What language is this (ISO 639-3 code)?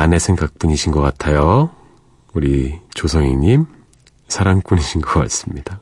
kor